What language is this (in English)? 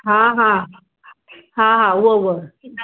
Sindhi